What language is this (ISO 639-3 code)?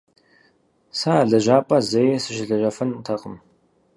kbd